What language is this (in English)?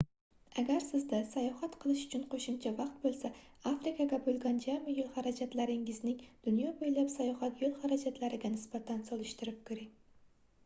Uzbek